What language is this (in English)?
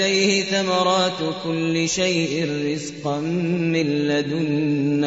Arabic